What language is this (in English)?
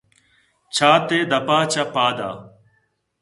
Eastern Balochi